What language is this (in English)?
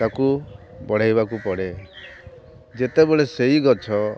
Odia